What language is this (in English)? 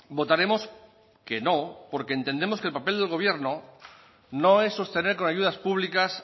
Spanish